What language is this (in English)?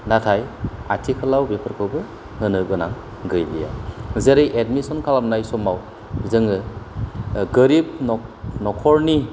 Bodo